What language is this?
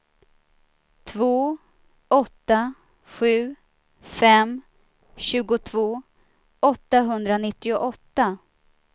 Swedish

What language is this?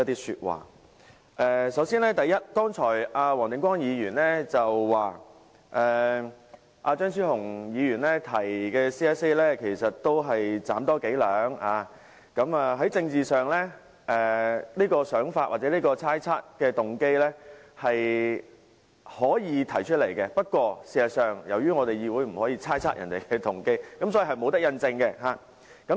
Cantonese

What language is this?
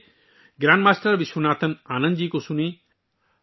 Urdu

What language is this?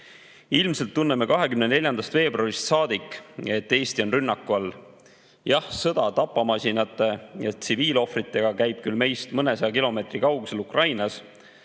Estonian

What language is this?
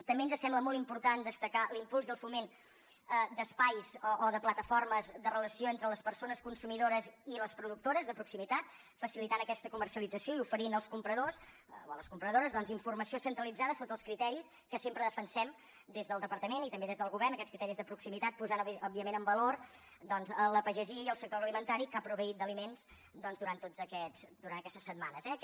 Catalan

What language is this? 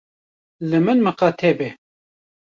Kurdish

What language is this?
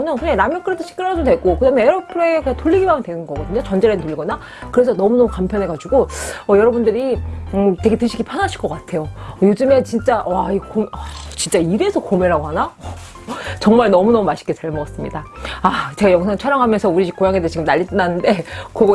Korean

